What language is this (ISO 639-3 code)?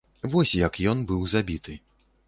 bel